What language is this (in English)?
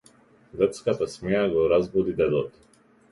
Macedonian